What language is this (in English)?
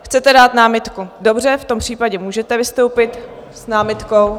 Czech